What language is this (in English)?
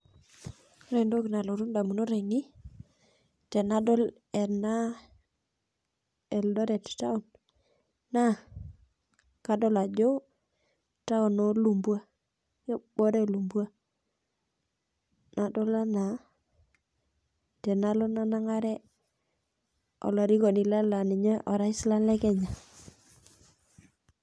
Masai